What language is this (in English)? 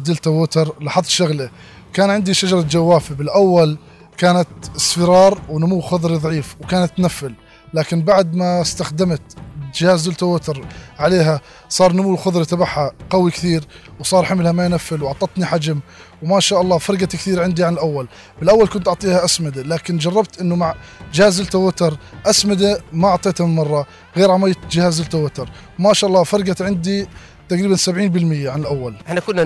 Arabic